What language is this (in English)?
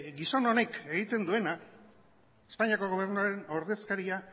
Basque